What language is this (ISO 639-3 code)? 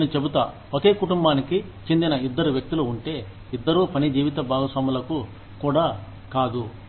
tel